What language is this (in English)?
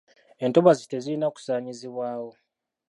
Ganda